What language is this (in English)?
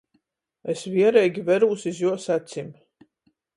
Latgalian